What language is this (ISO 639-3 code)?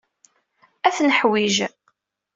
kab